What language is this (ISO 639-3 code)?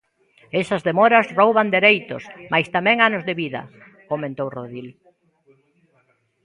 glg